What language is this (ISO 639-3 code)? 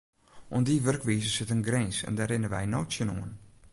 fry